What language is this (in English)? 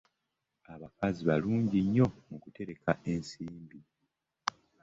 Ganda